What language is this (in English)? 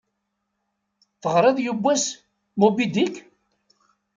Kabyle